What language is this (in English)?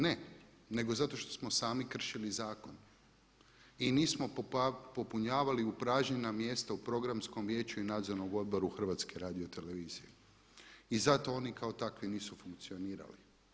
Croatian